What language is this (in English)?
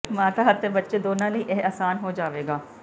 Punjabi